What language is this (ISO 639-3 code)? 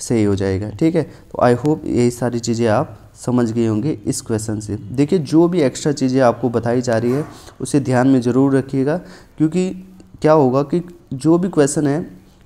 hin